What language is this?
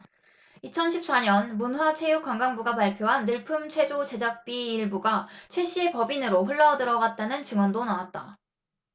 Korean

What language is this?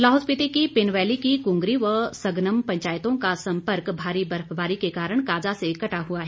Hindi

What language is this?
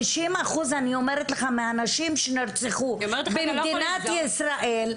Hebrew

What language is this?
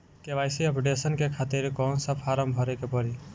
Bhojpuri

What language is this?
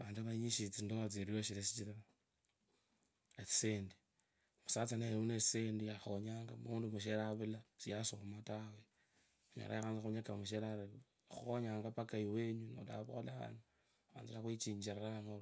Kabras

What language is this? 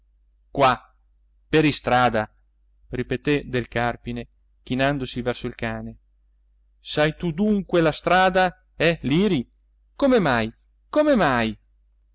Italian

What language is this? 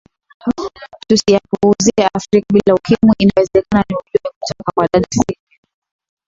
Swahili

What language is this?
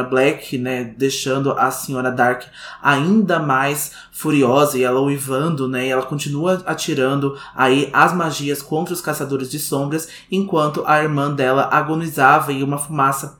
Portuguese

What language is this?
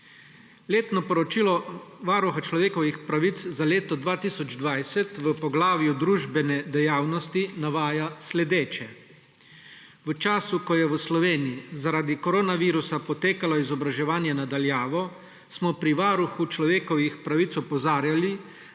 Slovenian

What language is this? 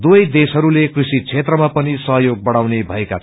Nepali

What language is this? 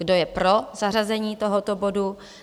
Czech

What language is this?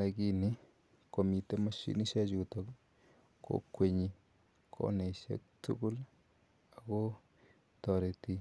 Kalenjin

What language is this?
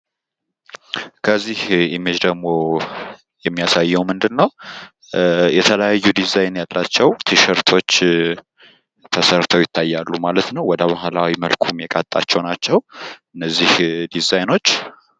Amharic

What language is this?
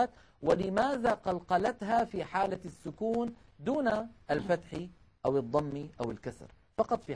Arabic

